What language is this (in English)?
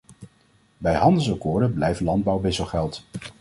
Dutch